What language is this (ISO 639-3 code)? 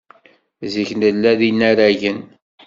kab